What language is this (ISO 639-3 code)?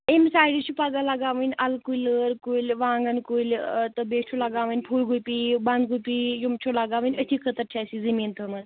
kas